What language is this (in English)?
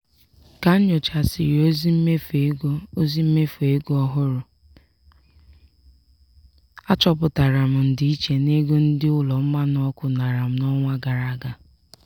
Igbo